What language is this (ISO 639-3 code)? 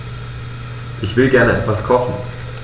deu